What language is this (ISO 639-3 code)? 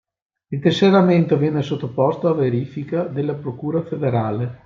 ita